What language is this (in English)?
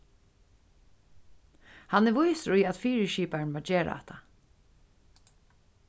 Faroese